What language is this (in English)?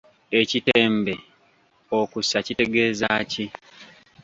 Ganda